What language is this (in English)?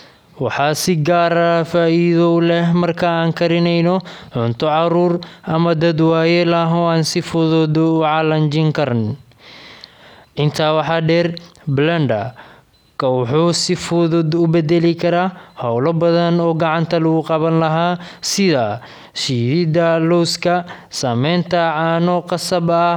Somali